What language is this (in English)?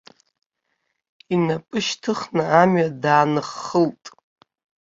Abkhazian